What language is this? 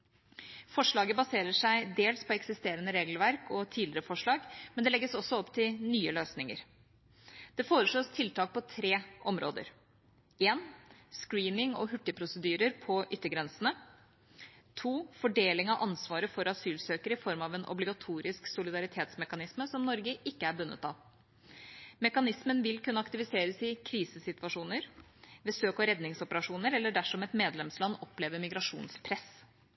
Norwegian Bokmål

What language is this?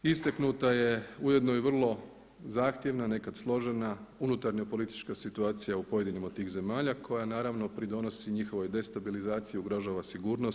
Croatian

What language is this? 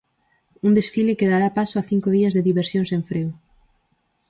Galician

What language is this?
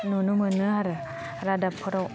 Bodo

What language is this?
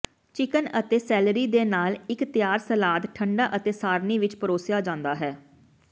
Punjabi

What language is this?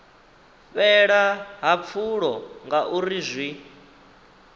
Venda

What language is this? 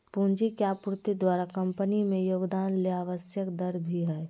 Magahi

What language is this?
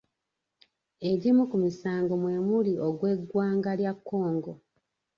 Ganda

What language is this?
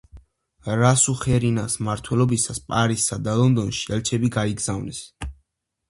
Georgian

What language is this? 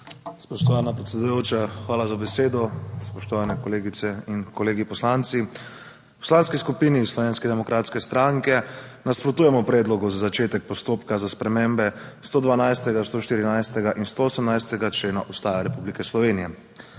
Slovenian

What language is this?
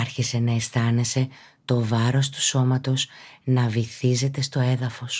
Greek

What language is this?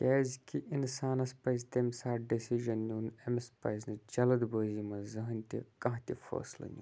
Kashmiri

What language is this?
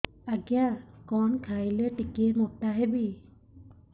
Odia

